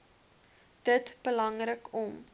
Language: Afrikaans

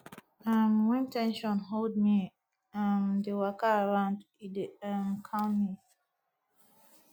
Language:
Nigerian Pidgin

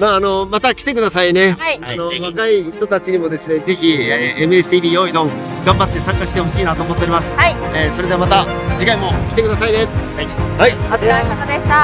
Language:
Japanese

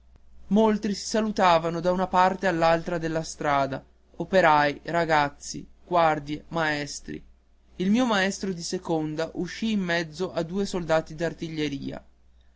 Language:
Italian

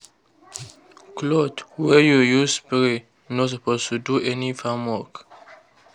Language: Nigerian Pidgin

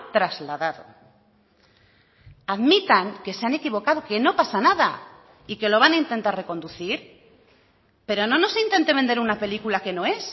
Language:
Spanish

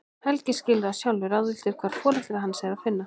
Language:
Icelandic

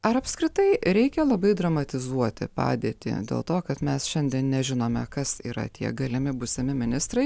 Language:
Lithuanian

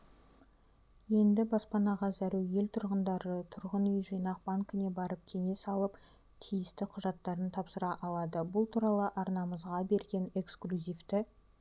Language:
Kazakh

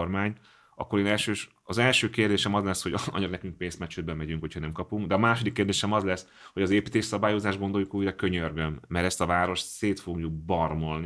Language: Hungarian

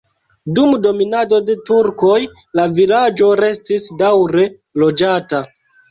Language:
Esperanto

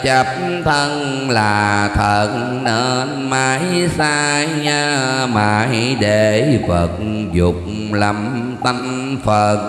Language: Vietnamese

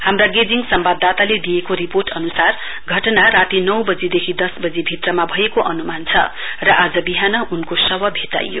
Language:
Nepali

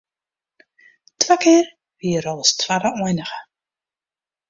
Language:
Western Frisian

